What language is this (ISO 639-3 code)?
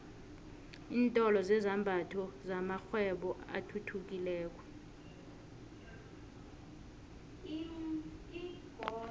nbl